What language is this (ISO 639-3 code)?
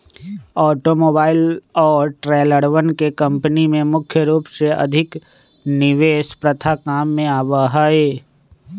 mag